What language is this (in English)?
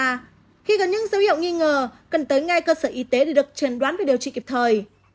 Vietnamese